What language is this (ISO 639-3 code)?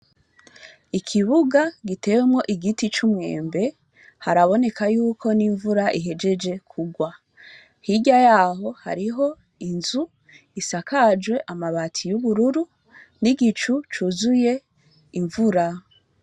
run